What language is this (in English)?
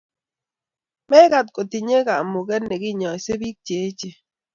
Kalenjin